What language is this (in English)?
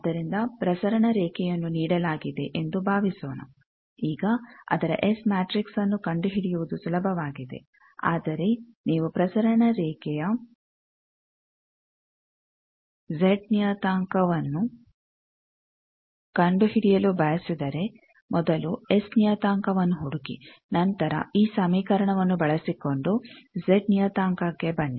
Kannada